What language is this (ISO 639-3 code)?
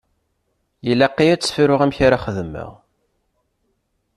kab